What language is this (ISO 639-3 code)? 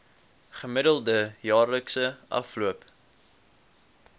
afr